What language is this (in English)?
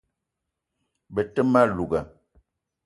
Eton (Cameroon)